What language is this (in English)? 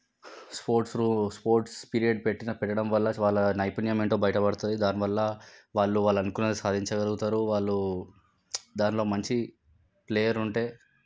Telugu